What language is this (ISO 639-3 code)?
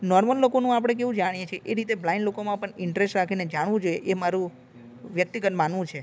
guj